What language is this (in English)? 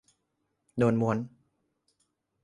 Thai